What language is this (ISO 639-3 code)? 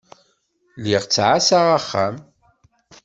kab